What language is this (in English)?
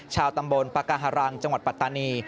Thai